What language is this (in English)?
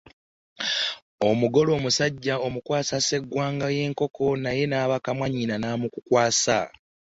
Ganda